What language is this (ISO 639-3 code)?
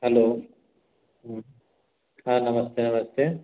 hin